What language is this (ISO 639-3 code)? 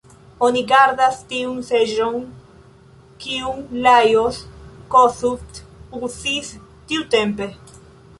epo